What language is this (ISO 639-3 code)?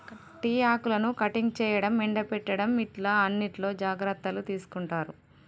tel